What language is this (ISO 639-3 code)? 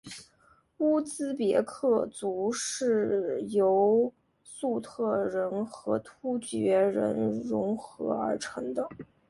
zho